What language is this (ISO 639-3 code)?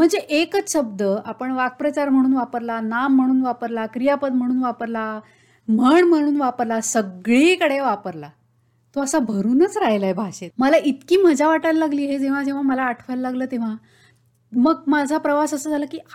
mar